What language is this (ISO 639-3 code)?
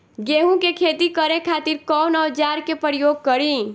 bho